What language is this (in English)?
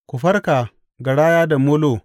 Hausa